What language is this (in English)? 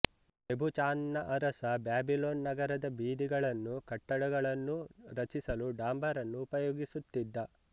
Kannada